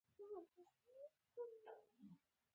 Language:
Pashto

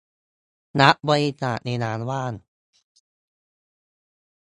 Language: Thai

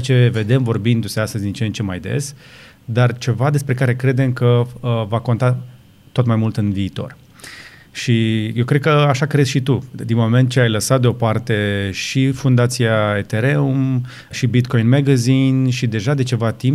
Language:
Romanian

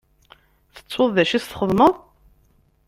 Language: Kabyle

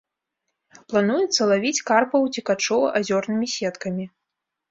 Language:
Belarusian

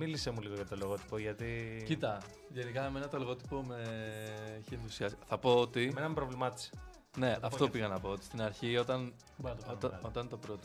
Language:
Greek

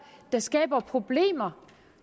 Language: Danish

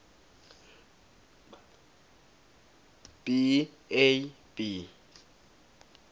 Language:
Swati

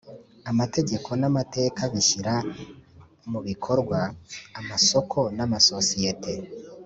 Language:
Kinyarwanda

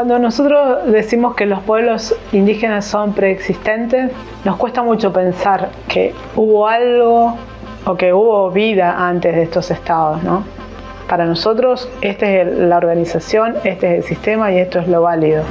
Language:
Spanish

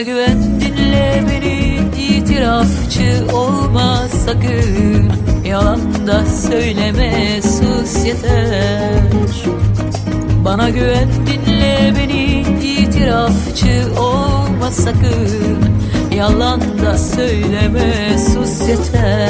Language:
Turkish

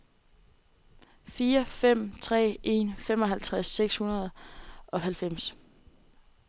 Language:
Danish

